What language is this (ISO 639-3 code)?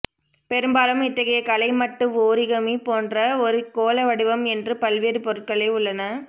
tam